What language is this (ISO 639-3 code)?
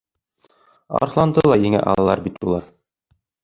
bak